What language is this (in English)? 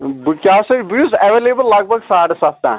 Kashmiri